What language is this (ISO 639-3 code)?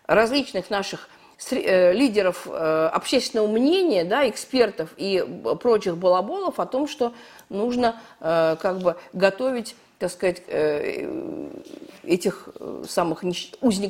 rus